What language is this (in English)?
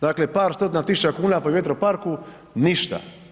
Croatian